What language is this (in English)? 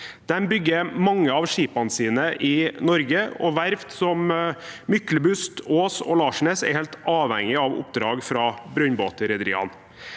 Norwegian